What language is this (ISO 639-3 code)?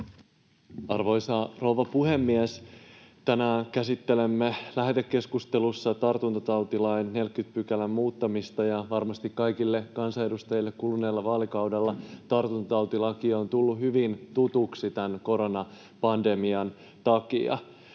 fin